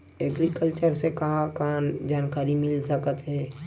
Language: Chhattisgarhi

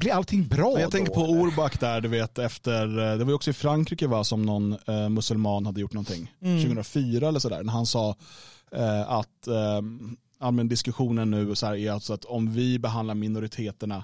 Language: Swedish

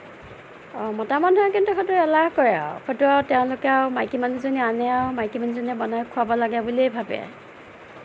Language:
Assamese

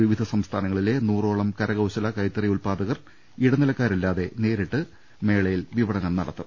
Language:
Malayalam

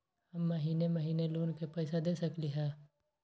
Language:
Magahi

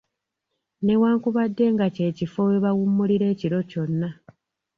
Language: Ganda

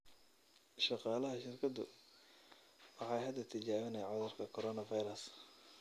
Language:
Somali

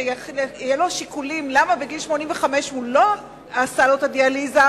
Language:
Hebrew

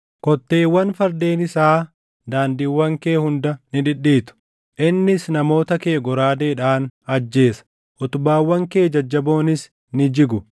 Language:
Oromo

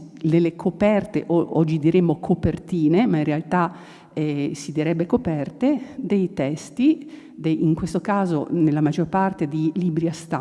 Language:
Italian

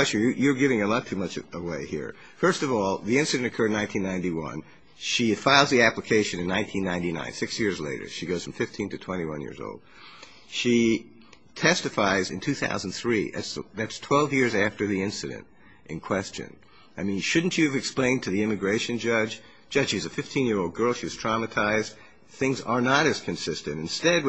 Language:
English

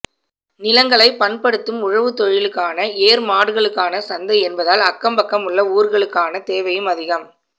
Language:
Tamil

